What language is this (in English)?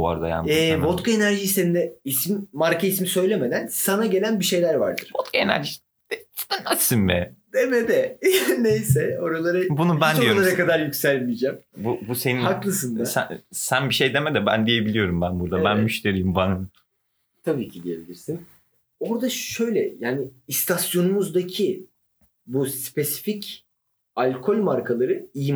Turkish